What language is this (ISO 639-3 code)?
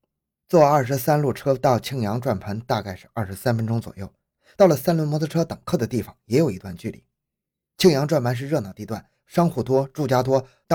zho